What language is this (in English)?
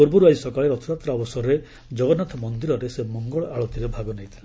Odia